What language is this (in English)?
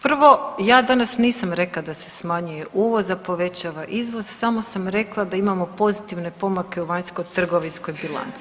Croatian